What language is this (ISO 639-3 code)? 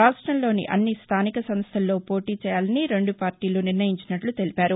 tel